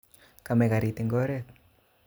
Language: Kalenjin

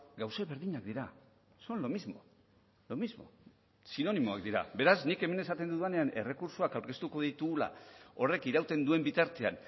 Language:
Basque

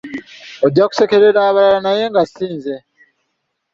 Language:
Ganda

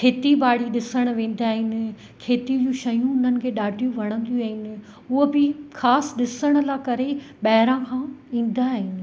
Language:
Sindhi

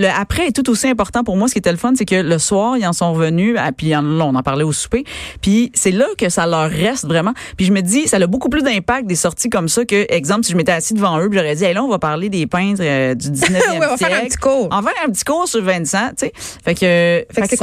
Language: French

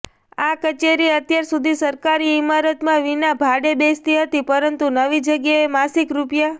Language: Gujarati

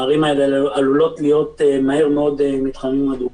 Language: Hebrew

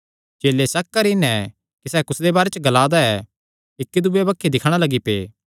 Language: Kangri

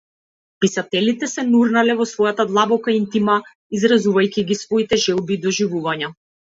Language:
Macedonian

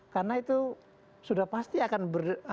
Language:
Indonesian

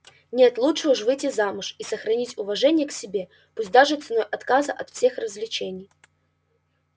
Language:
Russian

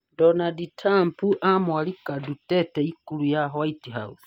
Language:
Kikuyu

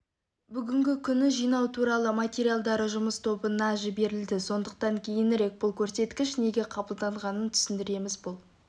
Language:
Kazakh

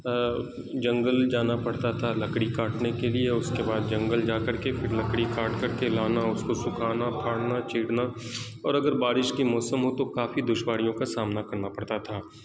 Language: Urdu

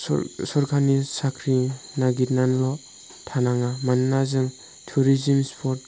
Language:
Bodo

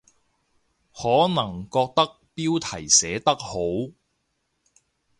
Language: Cantonese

